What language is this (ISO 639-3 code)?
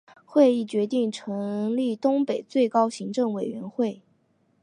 zho